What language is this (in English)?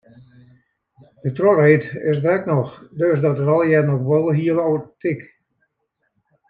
Western Frisian